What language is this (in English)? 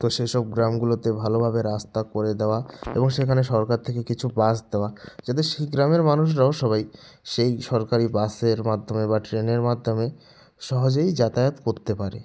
Bangla